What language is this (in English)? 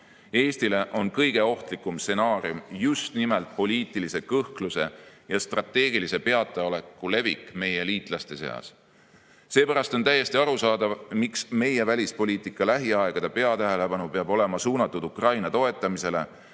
Estonian